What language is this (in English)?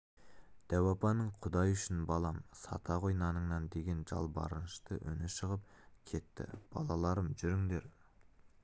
Kazakh